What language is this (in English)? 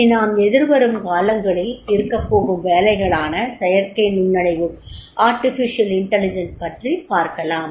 Tamil